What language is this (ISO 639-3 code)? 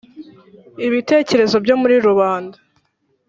kin